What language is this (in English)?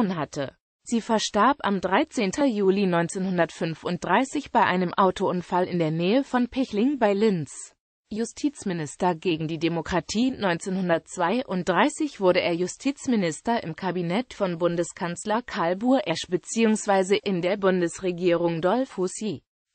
German